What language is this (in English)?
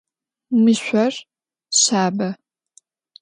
Adyghe